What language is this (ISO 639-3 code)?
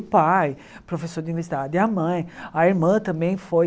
por